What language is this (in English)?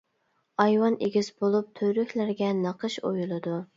Uyghur